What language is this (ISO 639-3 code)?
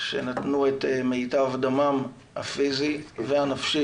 heb